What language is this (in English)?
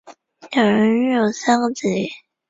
Chinese